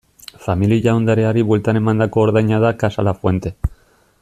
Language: Basque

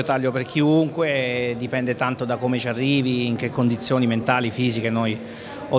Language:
Italian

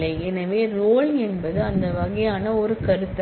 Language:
Tamil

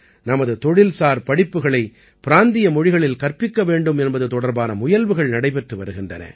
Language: Tamil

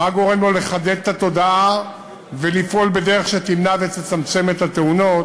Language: Hebrew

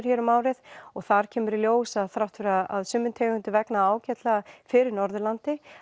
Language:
Icelandic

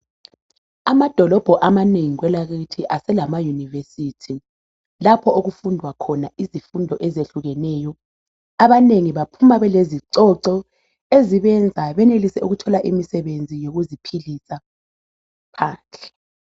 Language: North Ndebele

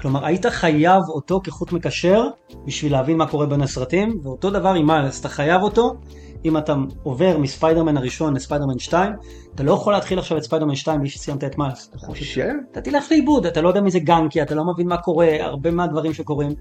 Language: Hebrew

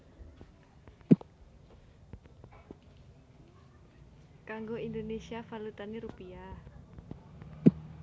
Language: Javanese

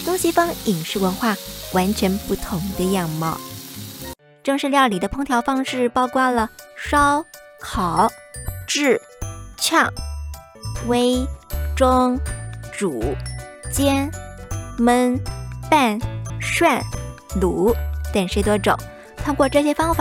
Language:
Chinese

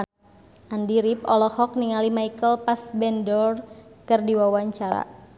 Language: Sundanese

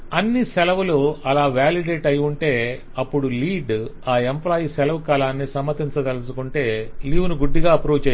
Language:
Telugu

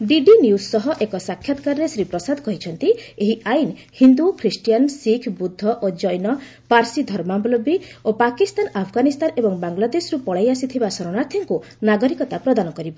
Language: Odia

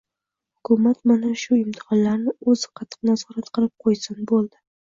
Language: Uzbek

